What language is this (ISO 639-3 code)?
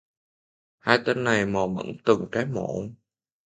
vie